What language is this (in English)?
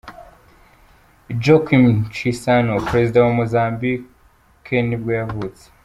Kinyarwanda